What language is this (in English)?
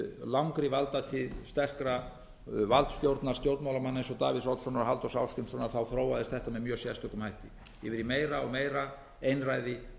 Icelandic